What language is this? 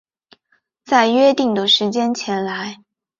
Chinese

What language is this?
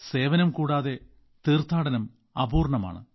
Malayalam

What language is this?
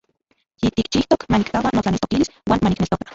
Central Puebla Nahuatl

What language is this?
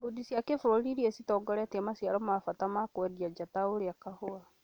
Kikuyu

